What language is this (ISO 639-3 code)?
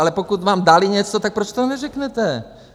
ces